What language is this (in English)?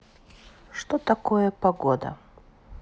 Russian